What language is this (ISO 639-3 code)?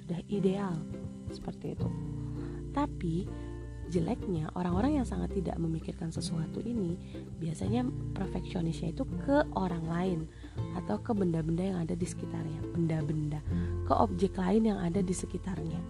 ind